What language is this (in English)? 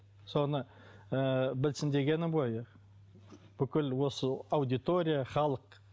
Kazakh